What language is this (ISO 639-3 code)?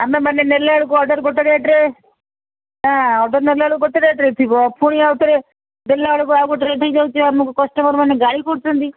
ori